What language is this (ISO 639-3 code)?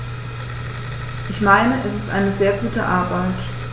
deu